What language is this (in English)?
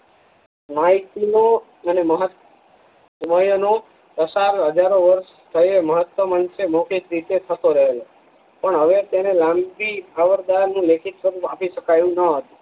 Gujarati